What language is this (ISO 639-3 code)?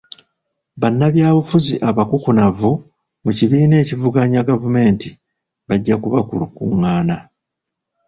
lug